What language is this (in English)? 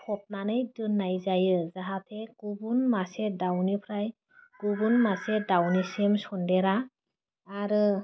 Bodo